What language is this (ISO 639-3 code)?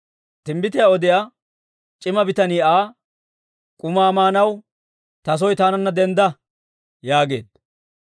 dwr